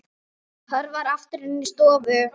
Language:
Icelandic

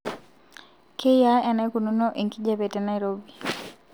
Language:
Masai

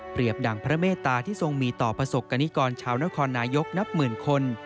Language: Thai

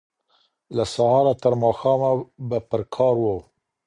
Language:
Pashto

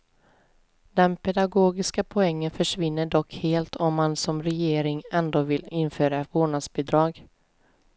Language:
Swedish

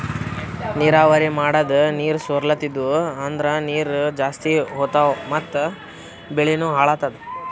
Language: Kannada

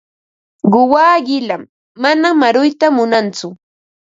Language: Ambo-Pasco Quechua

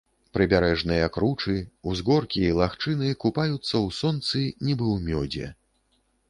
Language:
Belarusian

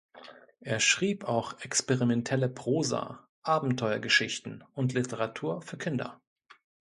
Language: German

